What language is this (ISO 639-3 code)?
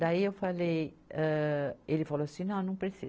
por